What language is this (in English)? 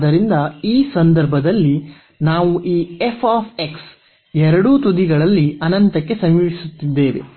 Kannada